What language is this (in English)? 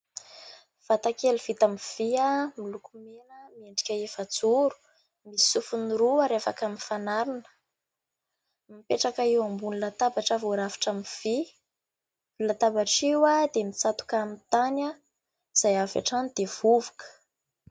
Malagasy